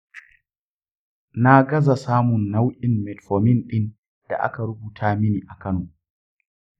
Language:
Hausa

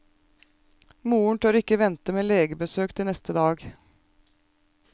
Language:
Norwegian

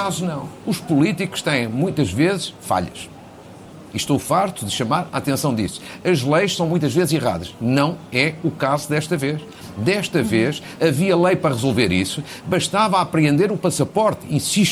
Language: Portuguese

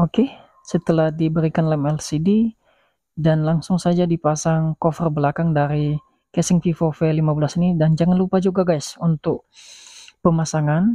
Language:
Indonesian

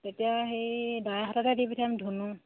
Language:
Assamese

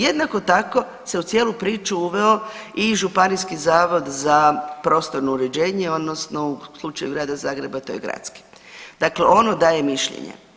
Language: Croatian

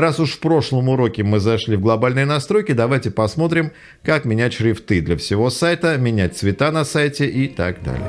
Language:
Russian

